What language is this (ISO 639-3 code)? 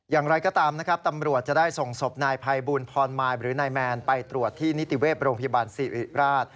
tha